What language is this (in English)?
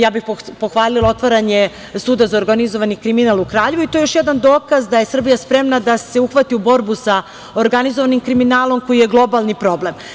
Serbian